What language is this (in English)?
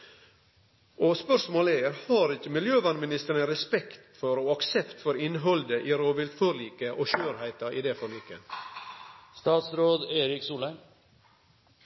Norwegian Nynorsk